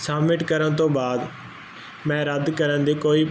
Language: Punjabi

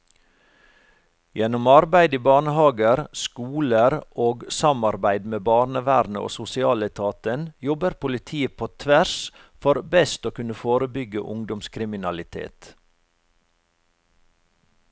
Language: Norwegian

